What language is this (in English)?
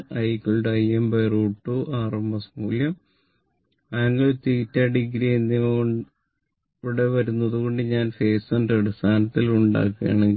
Malayalam